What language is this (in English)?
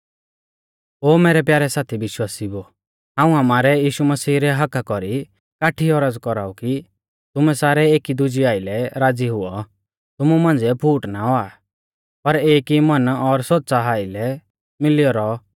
Mahasu Pahari